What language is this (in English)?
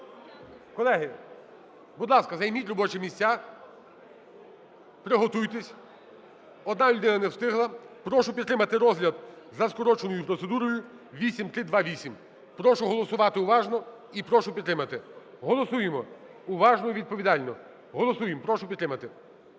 Ukrainian